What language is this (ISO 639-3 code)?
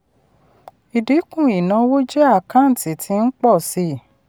yor